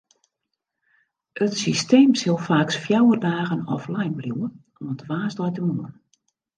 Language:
Western Frisian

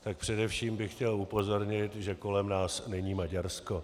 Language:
Czech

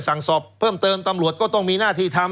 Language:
Thai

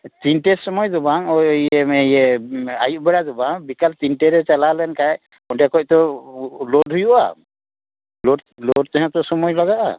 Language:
Santali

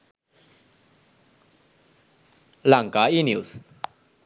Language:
Sinhala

